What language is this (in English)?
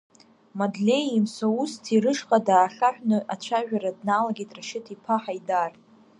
Abkhazian